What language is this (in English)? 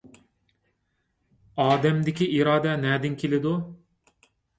Uyghur